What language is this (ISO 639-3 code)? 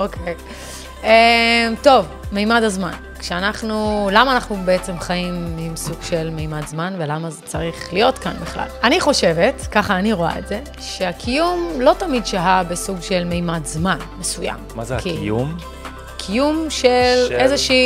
heb